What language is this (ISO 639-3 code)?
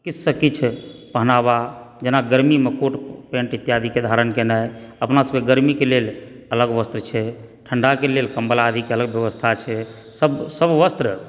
mai